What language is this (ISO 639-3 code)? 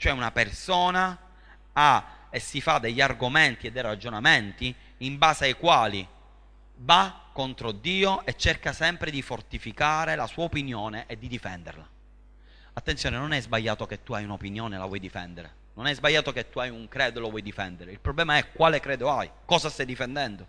ita